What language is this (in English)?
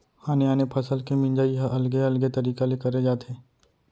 Chhattisgarhi